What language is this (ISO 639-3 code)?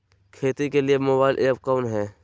mag